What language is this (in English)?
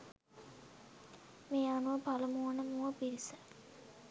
Sinhala